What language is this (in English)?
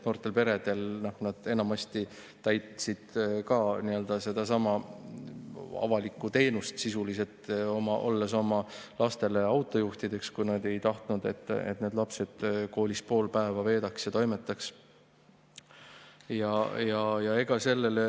Estonian